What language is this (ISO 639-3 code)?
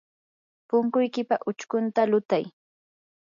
qur